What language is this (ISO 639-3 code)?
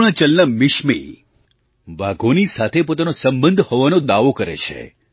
guj